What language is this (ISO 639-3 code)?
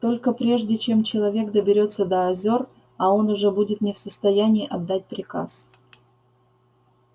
rus